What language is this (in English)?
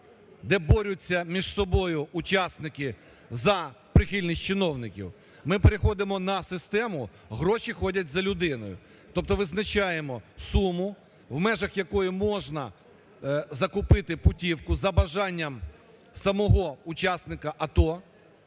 Ukrainian